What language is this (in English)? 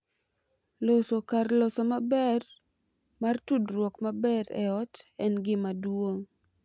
Luo (Kenya and Tanzania)